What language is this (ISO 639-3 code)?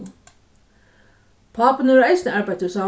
fao